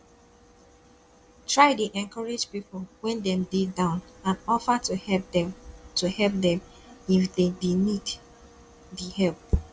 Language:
Nigerian Pidgin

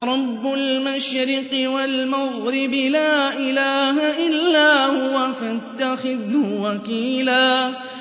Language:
Arabic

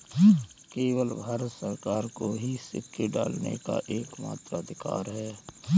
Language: Hindi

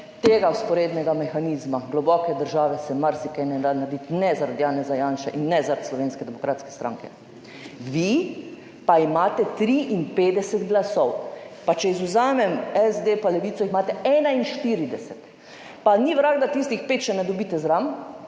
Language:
Slovenian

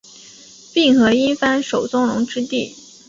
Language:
Chinese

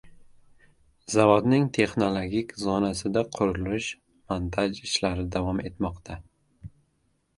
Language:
Uzbek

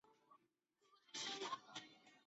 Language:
Chinese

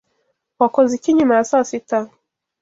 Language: Kinyarwanda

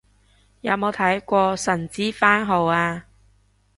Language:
Cantonese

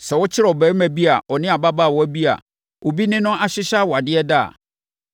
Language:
Akan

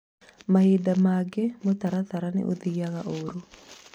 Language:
Kikuyu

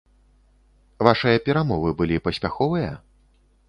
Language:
Belarusian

